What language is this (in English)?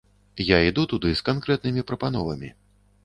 Belarusian